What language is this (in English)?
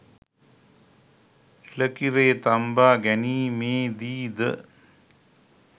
Sinhala